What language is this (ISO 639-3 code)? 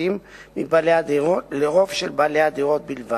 heb